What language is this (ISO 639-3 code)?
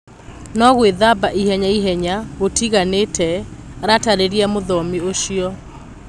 kik